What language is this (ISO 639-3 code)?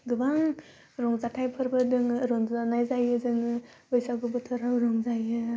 brx